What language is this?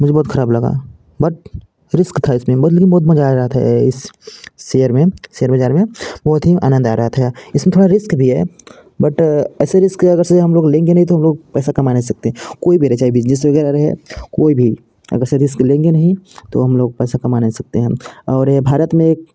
Hindi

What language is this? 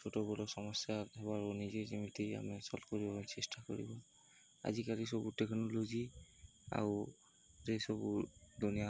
Odia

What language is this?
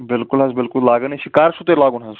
Kashmiri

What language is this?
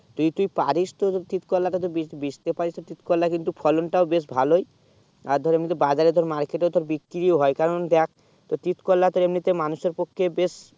Bangla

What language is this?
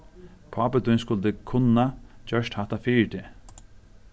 Faroese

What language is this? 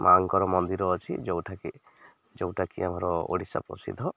Odia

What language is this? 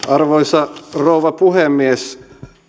Finnish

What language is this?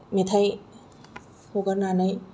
Bodo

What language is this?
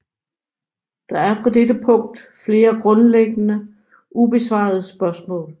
Danish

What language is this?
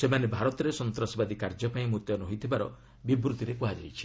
Odia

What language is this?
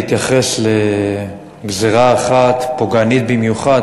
Hebrew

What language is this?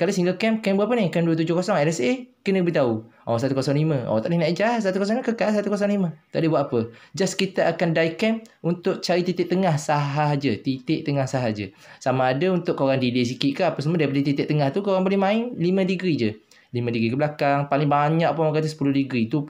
Malay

